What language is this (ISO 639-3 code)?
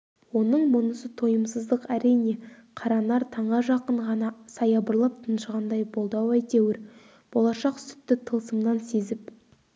kaz